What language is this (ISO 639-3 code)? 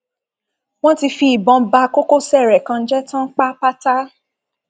yor